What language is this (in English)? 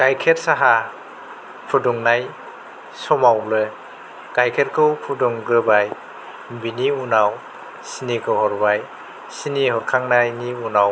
Bodo